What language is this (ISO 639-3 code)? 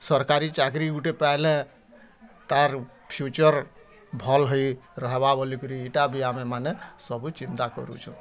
ori